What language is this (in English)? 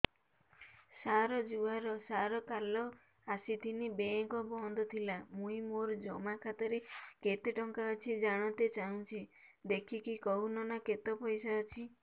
Odia